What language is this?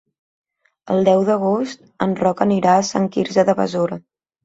Catalan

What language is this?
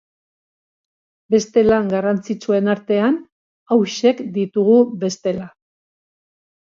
Basque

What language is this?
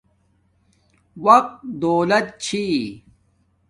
Domaaki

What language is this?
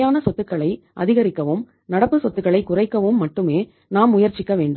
Tamil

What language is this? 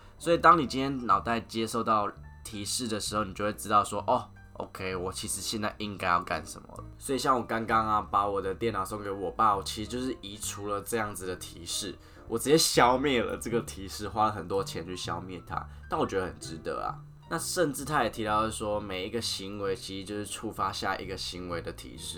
Chinese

